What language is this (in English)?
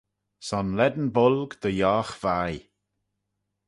Manx